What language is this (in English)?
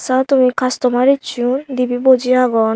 Chakma